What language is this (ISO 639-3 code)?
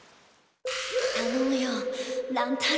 jpn